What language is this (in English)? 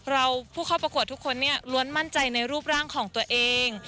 Thai